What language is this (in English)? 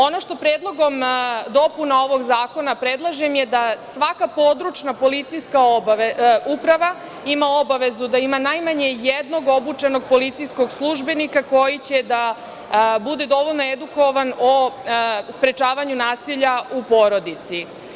Serbian